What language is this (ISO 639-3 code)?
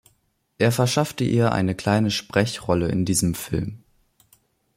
deu